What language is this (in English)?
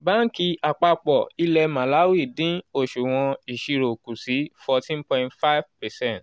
Yoruba